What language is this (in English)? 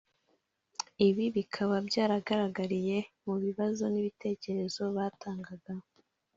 Kinyarwanda